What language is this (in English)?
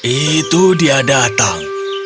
Indonesian